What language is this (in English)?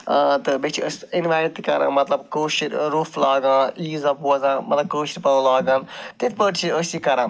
Kashmiri